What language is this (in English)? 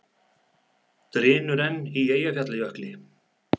Icelandic